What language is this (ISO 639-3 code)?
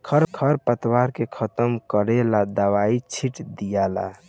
bho